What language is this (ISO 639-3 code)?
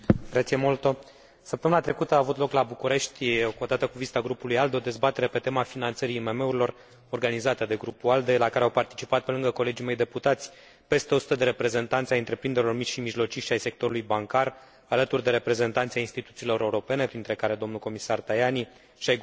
ron